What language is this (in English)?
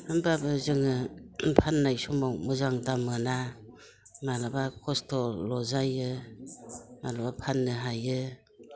Bodo